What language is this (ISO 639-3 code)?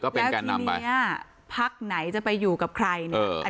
tha